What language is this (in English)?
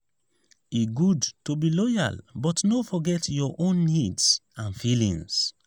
Nigerian Pidgin